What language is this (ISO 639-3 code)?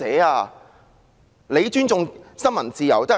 yue